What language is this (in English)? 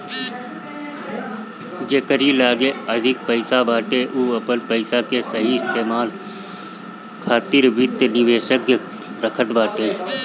Bhojpuri